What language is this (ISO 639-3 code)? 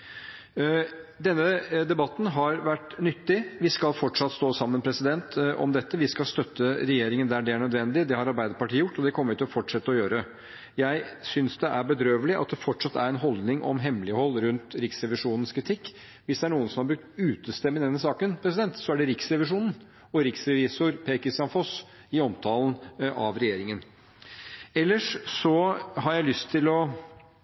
nob